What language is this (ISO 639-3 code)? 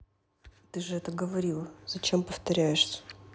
rus